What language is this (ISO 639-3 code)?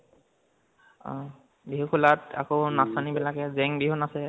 asm